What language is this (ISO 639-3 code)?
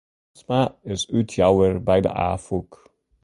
fry